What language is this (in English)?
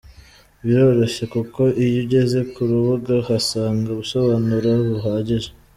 Kinyarwanda